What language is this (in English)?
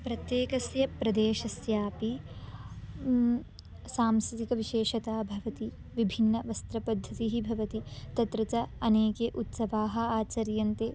Sanskrit